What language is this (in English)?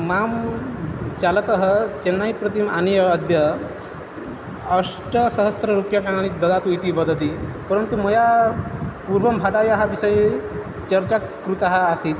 Sanskrit